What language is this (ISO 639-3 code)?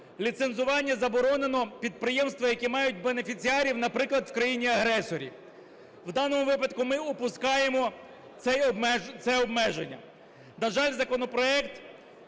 ukr